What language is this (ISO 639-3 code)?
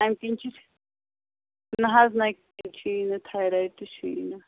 kas